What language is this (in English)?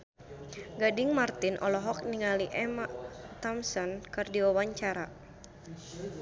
Sundanese